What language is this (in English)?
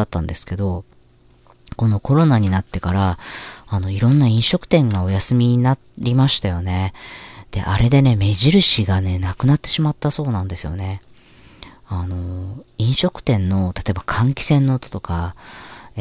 Japanese